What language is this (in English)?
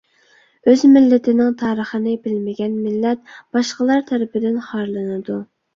Uyghur